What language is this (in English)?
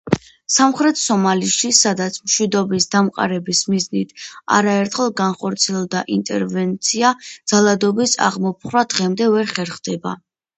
Georgian